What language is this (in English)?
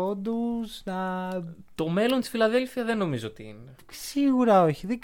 Greek